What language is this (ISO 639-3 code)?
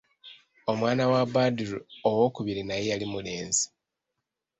lug